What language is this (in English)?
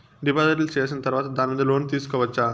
Telugu